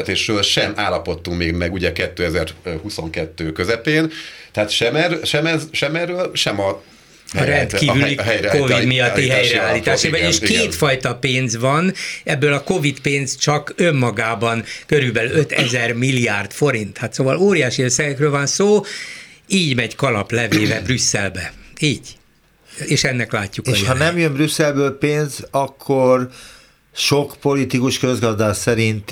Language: Hungarian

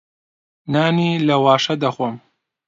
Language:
Central Kurdish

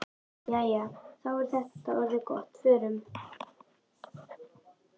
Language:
Icelandic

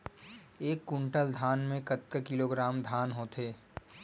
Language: Chhattisgarhi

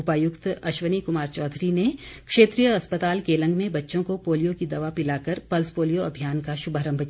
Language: Hindi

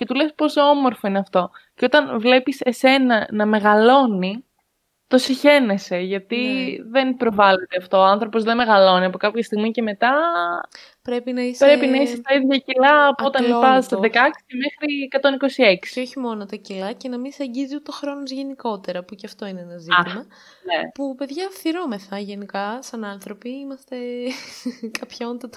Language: Greek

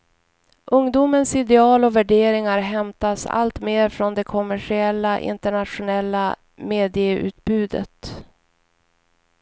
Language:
Swedish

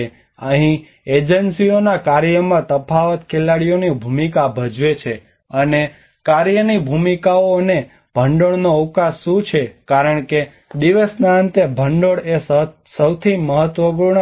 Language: Gujarati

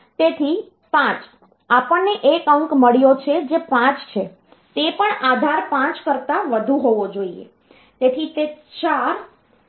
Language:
Gujarati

